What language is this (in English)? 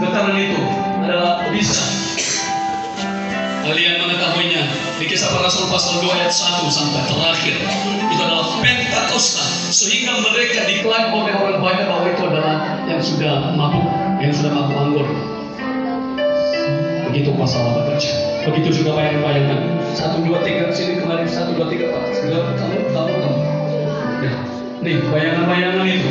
Indonesian